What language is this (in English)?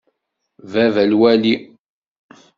Kabyle